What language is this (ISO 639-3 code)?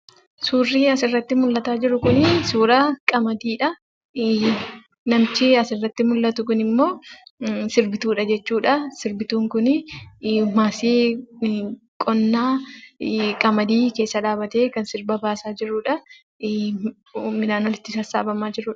orm